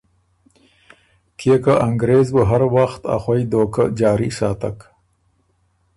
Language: Ormuri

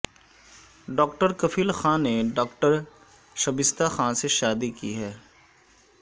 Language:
Urdu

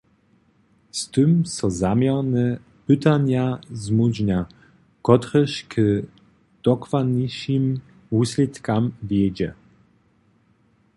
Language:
Upper Sorbian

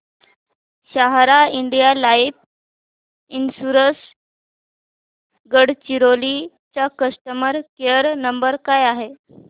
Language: Marathi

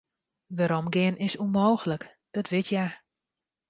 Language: Western Frisian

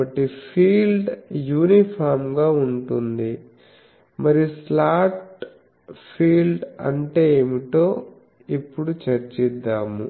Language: Telugu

